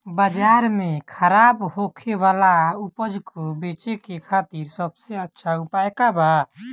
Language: Bhojpuri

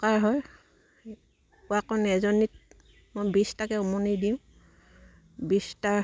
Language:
Assamese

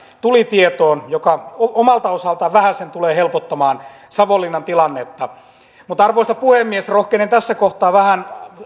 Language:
Finnish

